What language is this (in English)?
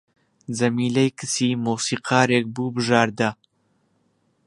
Central Kurdish